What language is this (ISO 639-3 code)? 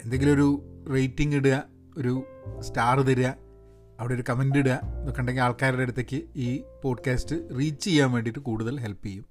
mal